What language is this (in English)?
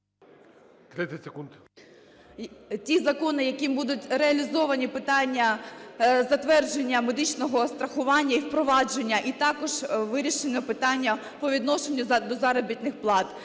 Ukrainian